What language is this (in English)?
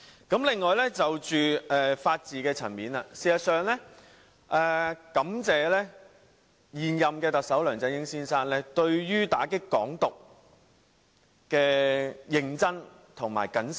Cantonese